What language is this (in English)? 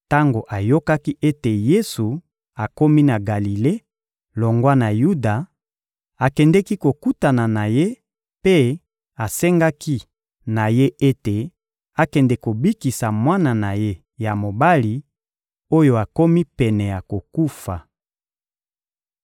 Lingala